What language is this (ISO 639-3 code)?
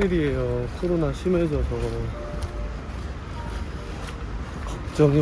kor